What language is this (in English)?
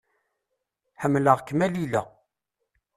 Kabyle